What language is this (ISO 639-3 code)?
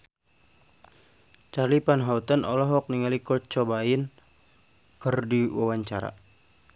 sun